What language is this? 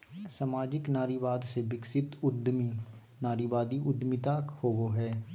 Magahi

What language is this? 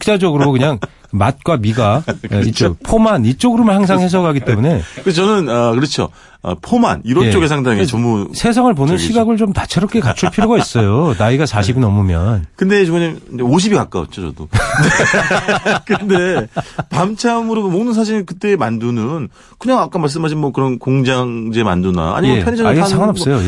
Korean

